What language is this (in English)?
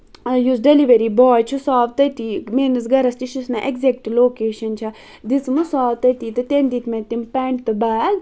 Kashmiri